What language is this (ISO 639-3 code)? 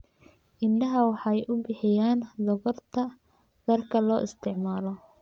som